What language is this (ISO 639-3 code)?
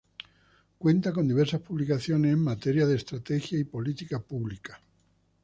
spa